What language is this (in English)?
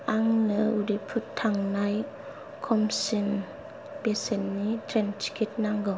Bodo